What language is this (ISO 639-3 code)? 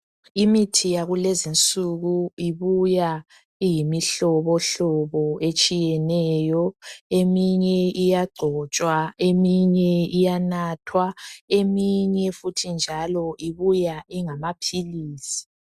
nde